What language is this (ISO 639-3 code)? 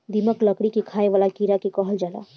bho